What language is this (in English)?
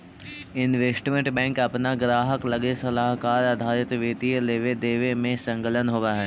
Magahi